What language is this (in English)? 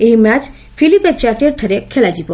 Odia